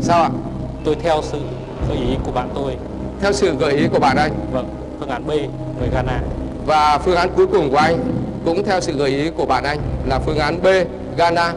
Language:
Vietnamese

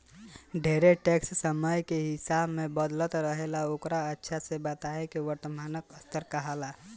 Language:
Bhojpuri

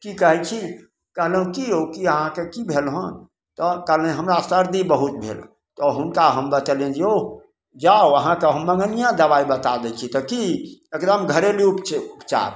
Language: Maithili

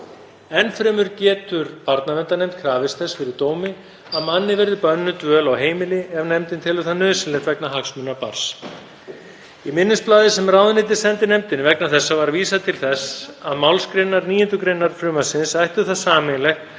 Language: Icelandic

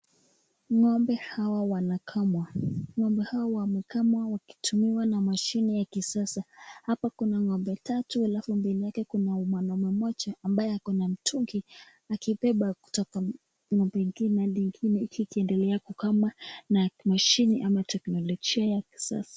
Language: Swahili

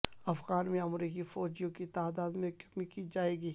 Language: Urdu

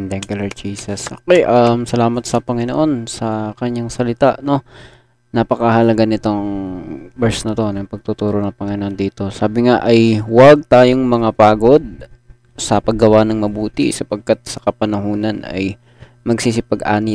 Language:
Filipino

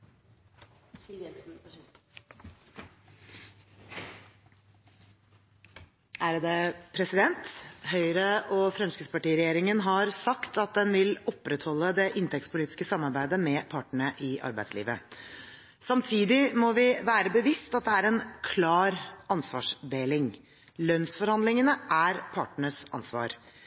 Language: Norwegian Bokmål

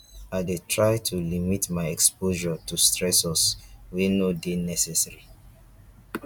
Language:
Nigerian Pidgin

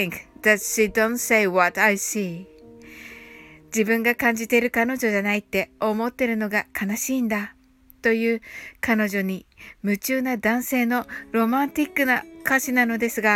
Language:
Japanese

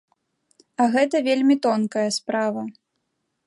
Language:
Belarusian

